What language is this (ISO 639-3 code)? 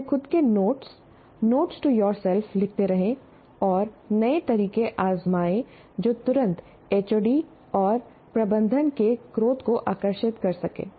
hin